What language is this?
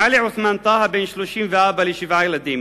Hebrew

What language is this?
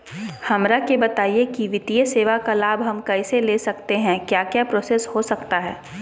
Magahi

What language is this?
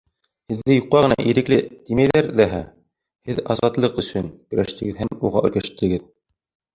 Bashkir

